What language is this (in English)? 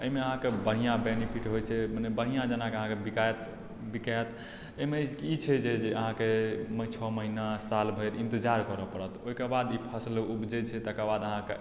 Maithili